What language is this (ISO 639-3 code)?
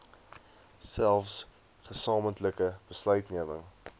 afr